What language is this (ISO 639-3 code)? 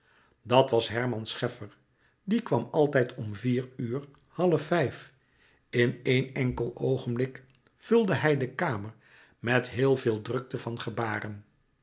nld